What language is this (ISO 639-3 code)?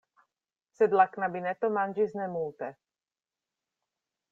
epo